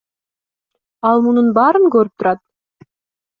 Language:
Kyrgyz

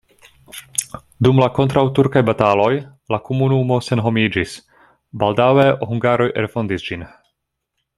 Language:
Esperanto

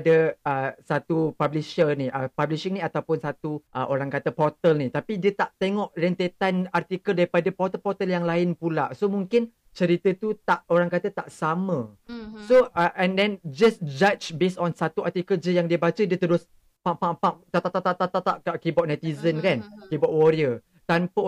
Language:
Malay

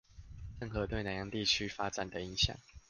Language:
Chinese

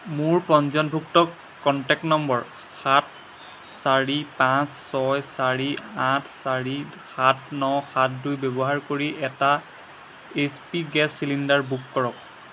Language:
Assamese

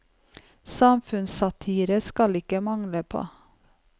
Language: Norwegian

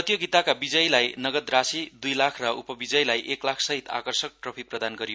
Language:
Nepali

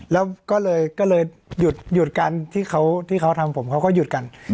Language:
Thai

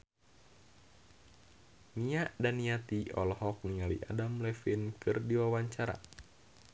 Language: Sundanese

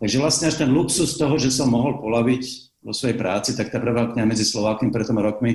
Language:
Slovak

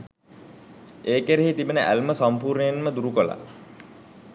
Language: Sinhala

